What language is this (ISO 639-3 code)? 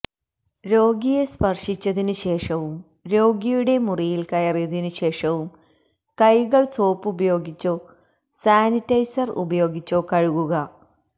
mal